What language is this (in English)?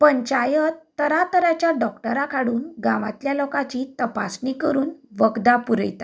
Konkani